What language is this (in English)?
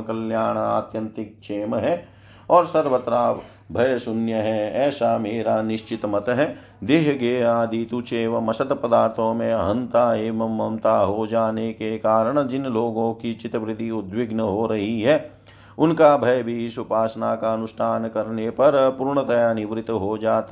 Hindi